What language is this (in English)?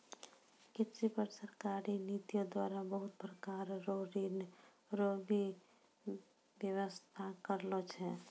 Maithili